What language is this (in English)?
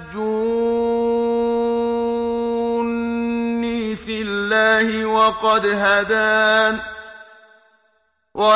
Arabic